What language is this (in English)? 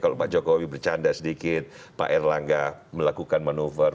Indonesian